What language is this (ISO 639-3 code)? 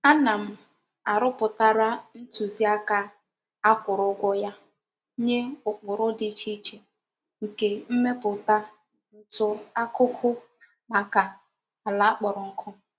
ibo